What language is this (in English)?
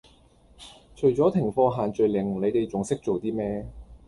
Cantonese